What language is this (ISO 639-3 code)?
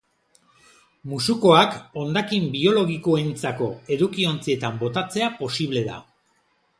eus